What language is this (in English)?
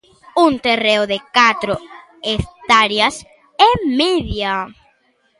Galician